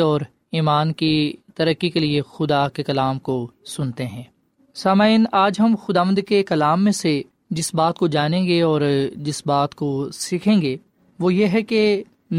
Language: Urdu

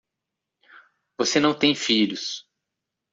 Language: Portuguese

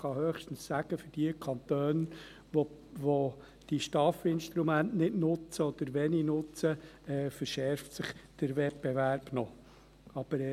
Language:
Swiss German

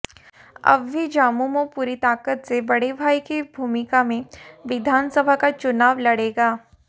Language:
Hindi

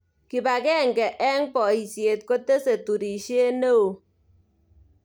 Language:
Kalenjin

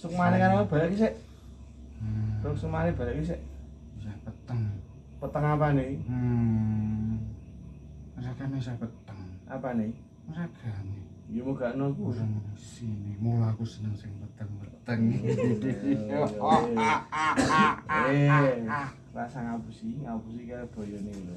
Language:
Indonesian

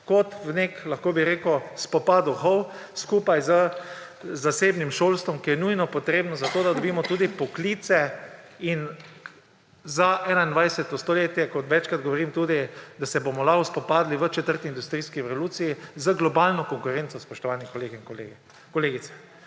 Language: Slovenian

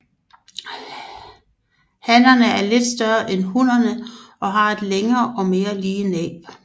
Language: Danish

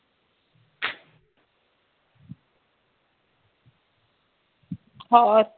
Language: Punjabi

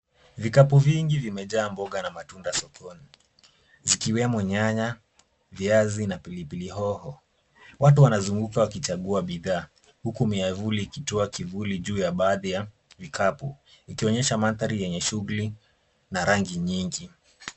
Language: Swahili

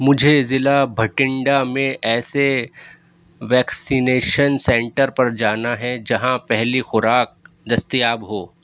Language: Urdu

